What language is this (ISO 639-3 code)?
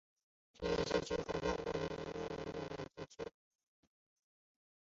zho